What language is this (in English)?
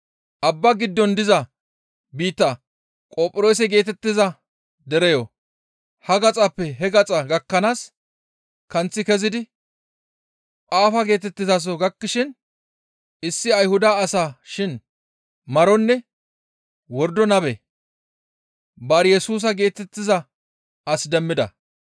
Gamo